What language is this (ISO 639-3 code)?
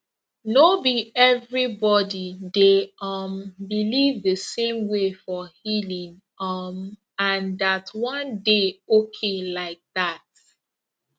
pcm